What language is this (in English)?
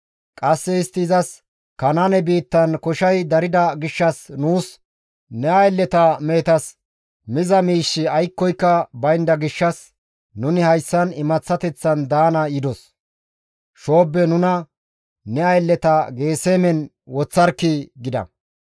Gamo